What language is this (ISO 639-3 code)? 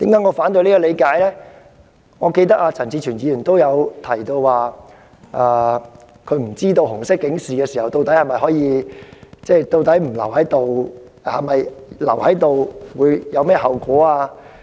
yue